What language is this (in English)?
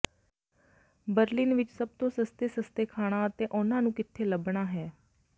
Punjabi